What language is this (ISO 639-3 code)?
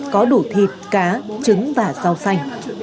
vie